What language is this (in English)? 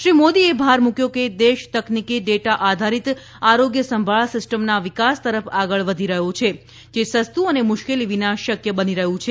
Gujarati